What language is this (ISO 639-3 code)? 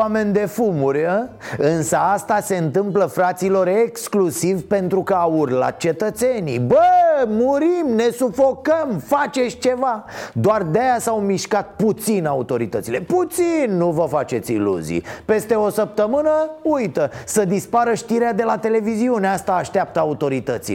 ron